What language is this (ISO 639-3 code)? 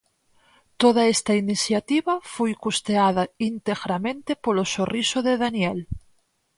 glg